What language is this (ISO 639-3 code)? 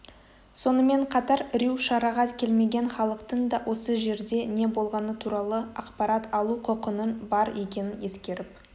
kaz